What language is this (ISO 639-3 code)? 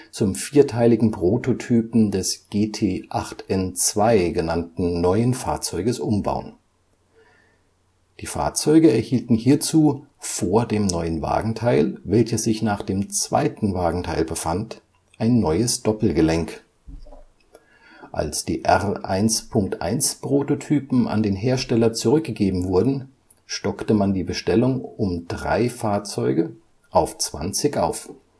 deu